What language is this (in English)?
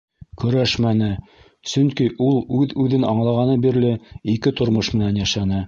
Bashkir